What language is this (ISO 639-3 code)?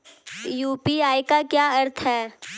hin